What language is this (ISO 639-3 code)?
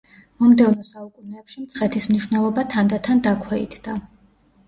kat